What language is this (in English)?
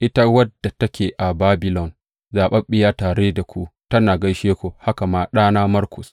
Hausa